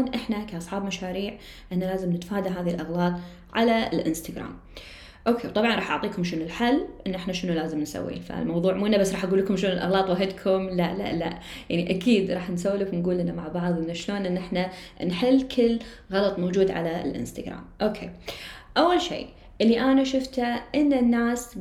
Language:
Arabic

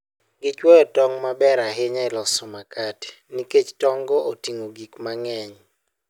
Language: Luo (Kenya and Tanzania)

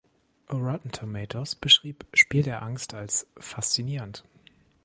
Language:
German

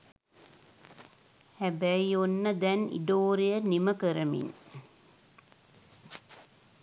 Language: Sinhala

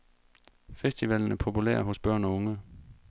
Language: Danish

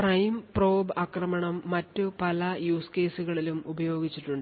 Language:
Malayalam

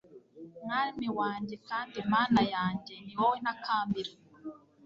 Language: Kinyarwanda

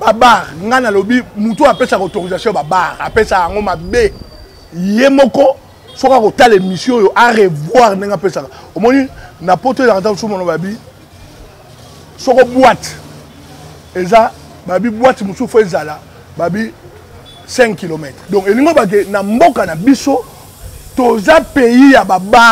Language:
French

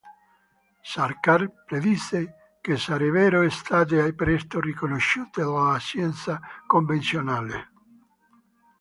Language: Italian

